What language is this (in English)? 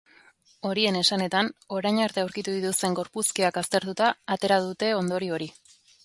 Basque